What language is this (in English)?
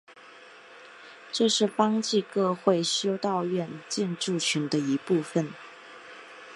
Chinese